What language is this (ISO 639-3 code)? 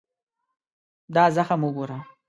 pus